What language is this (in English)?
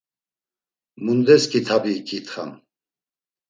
Laz